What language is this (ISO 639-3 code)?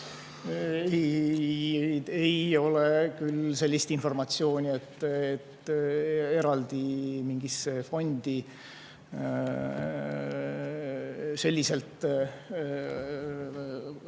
est